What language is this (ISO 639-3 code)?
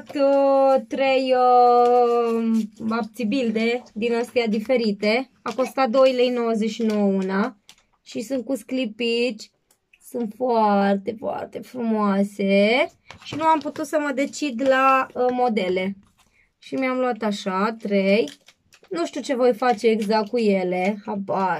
ron